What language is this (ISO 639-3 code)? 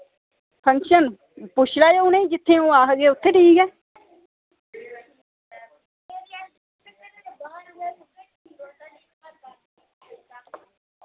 doi